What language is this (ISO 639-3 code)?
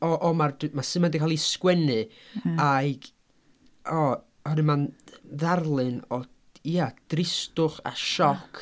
cym